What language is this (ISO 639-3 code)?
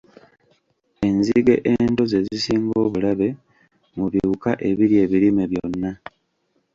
lug